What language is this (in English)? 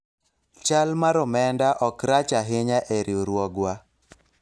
Luo (Kenya and Tanzania)